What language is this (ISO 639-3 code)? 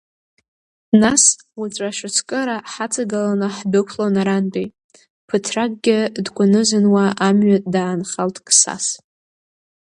abk